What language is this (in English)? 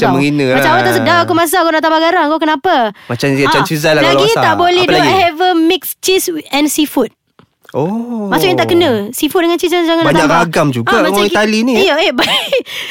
Malay